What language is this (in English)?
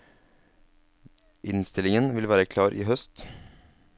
Norwegian